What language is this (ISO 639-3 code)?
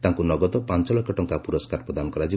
ori